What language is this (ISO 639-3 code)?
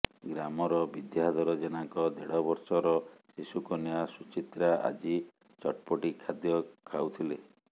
ori